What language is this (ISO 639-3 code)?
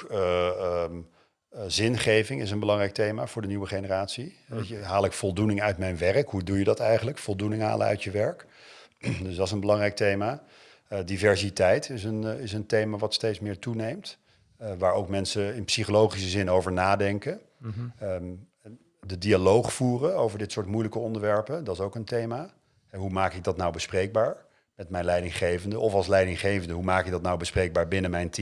nld